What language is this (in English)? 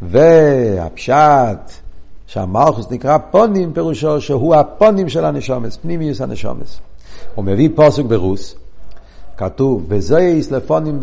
Hebrew